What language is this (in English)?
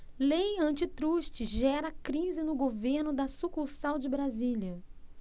Portuguese